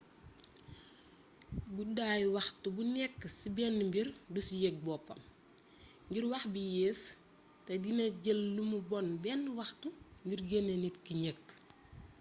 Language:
Wolof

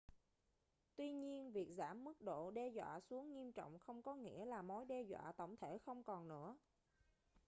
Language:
Vietnamese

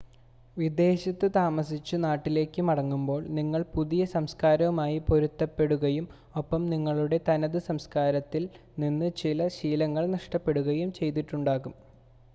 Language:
Malayalam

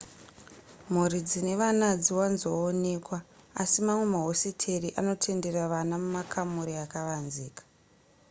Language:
Shona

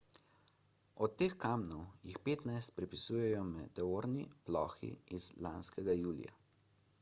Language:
Slovenian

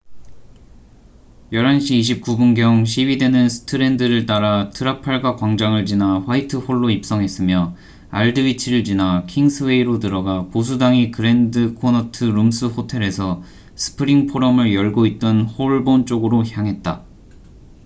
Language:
Korean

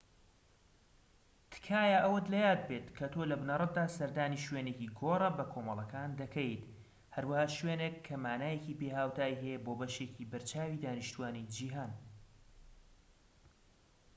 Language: Central Kurdish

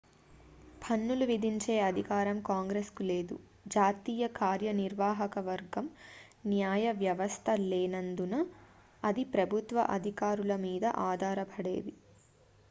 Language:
Telugu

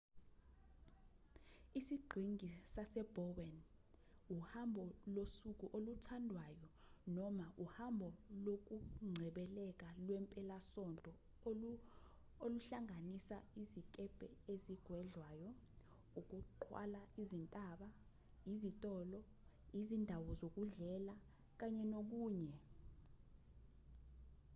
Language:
Zulu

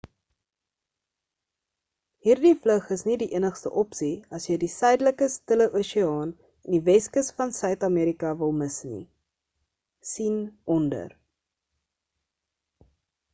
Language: Afrikaans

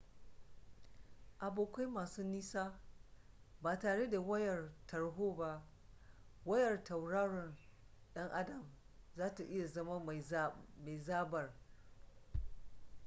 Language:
Hausa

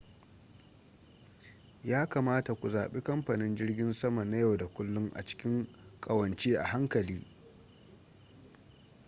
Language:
Hausa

